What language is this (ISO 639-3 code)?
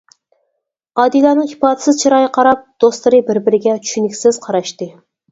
uig